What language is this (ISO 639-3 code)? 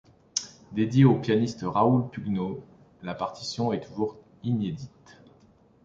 fra